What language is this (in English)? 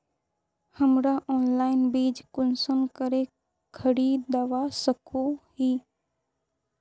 Magahi